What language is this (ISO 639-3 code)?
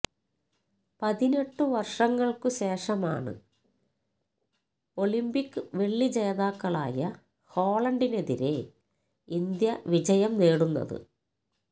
mal